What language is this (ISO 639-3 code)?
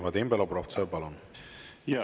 est